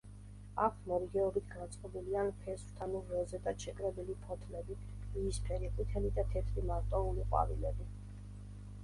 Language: Georgian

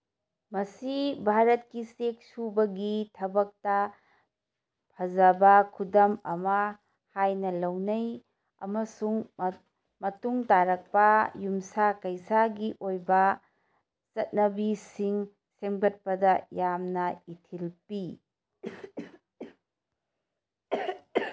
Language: Manipuri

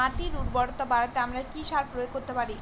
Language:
Bangla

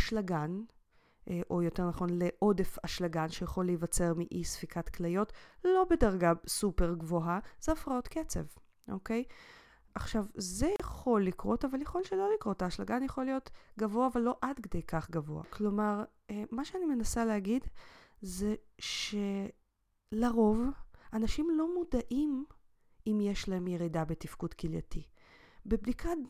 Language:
Hebrew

